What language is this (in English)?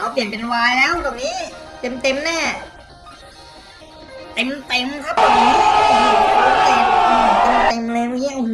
Thai